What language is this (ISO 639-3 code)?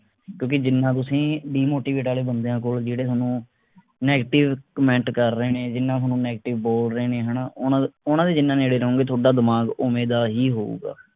pan